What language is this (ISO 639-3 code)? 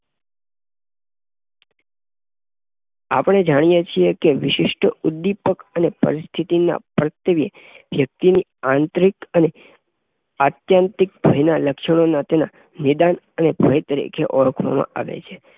guj